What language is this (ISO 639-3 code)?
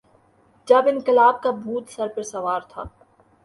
urd